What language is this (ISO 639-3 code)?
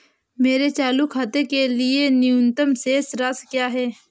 hin